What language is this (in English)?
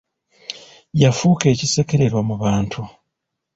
Ganda